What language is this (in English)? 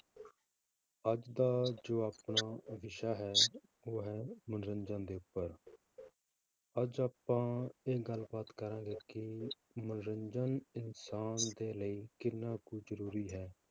Punjabi